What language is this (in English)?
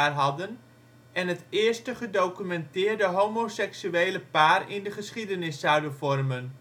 Dutch